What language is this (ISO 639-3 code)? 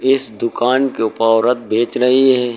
hin